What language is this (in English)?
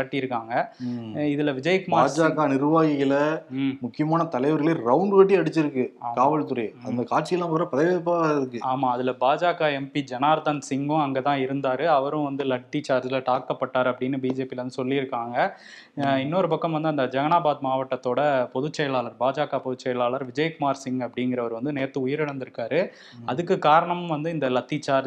Tamil